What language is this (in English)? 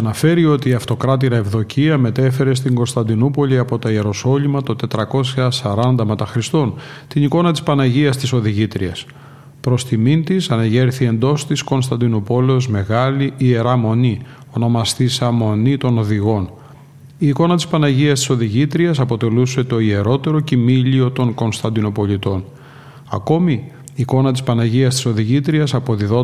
Greek